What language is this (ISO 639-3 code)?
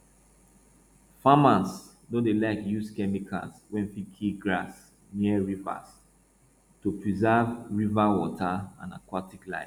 pcm